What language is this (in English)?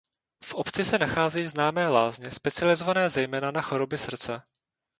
Czech